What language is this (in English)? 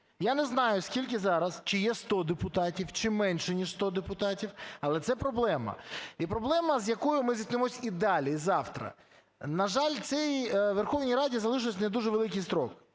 Ukrainian